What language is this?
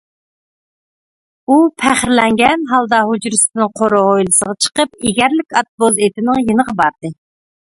Uyghur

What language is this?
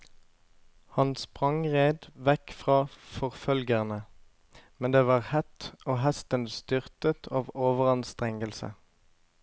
Norwegian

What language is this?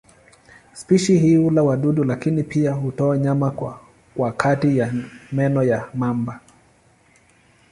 Swahili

